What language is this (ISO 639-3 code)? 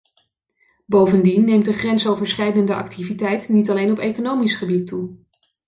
nld